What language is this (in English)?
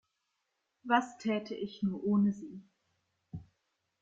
German